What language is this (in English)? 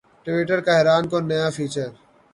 Urdu